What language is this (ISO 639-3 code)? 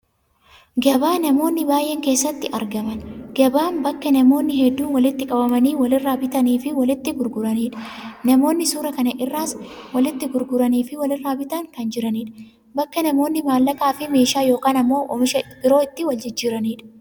orm